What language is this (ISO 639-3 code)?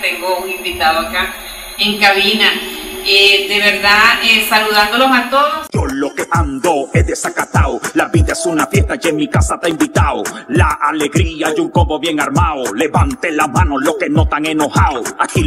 spa